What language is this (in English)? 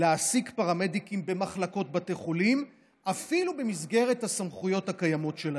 Hebrew